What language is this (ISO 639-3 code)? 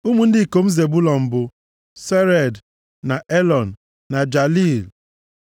ibo